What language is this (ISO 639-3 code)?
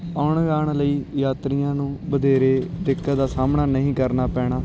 pan